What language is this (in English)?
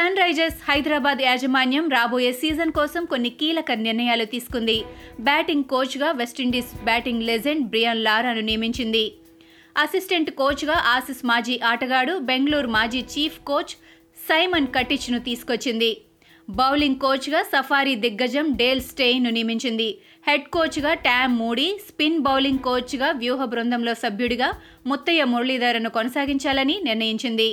Telugu